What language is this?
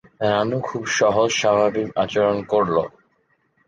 Bangla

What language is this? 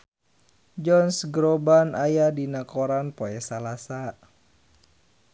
Sundanese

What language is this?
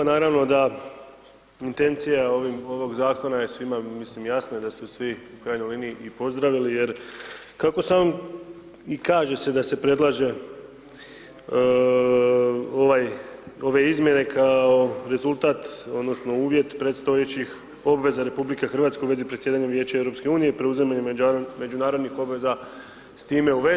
Croatian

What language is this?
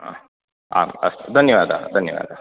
Sanskrit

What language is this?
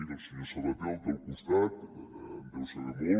Catalan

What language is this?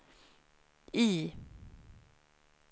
Swedish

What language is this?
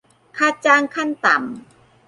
Thai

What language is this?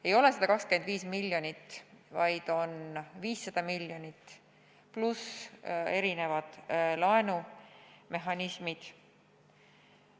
Estonian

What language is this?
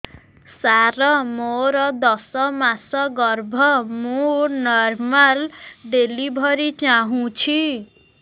Odia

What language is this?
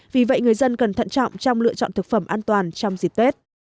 Vietnamese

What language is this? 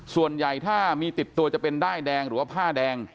Thai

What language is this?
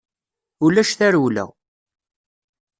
Kabyle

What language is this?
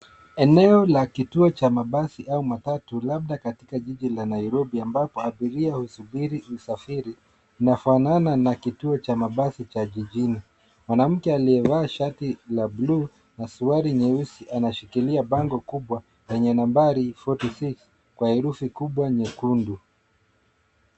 Swahili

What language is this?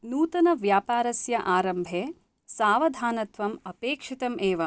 Sanskrit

